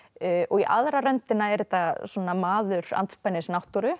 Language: Icelandic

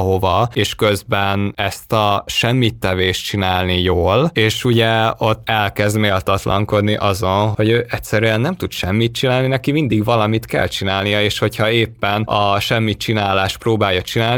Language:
Hungarian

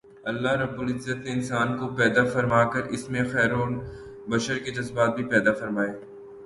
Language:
Urdu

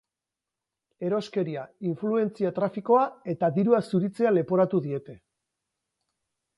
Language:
Basque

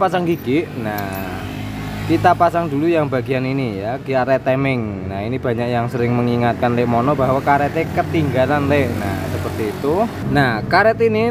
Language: Indonesian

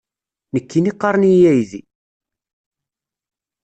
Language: Kabyle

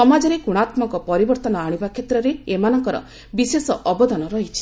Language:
Odia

